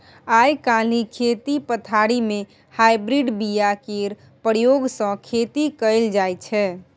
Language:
Maithili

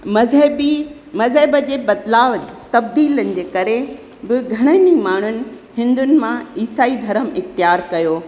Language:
Sindhi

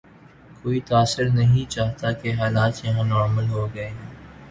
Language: Urdu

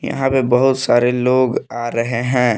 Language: Hindi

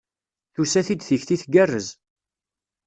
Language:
Kabyle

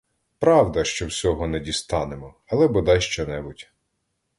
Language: Ukrainian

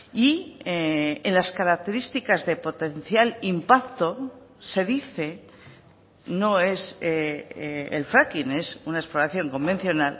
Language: Spanish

